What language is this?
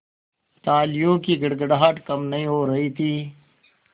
Hindi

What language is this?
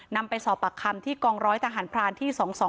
Thai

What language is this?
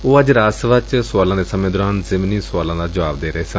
Punjabi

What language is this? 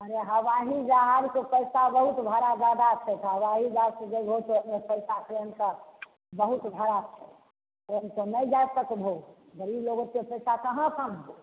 Maithili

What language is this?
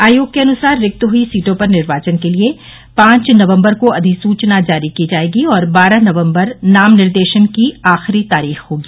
Hindi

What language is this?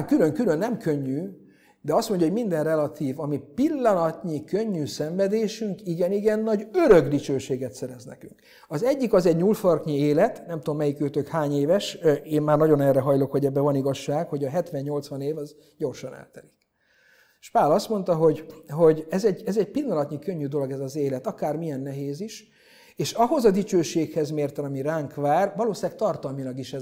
Hungarian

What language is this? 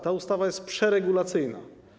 Polish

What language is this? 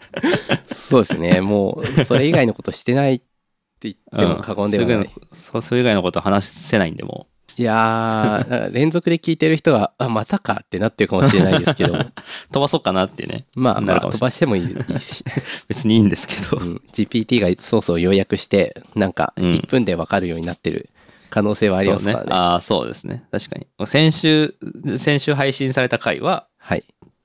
Japanese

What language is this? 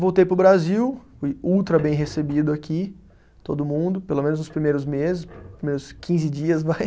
Portuguese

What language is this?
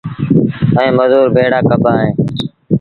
Sindhi Bhil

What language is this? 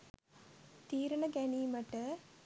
Sinhala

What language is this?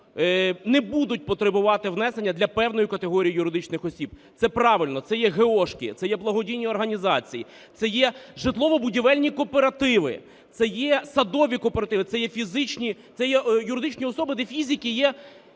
Ukrainian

